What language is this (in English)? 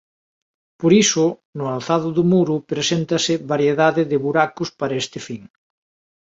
Galician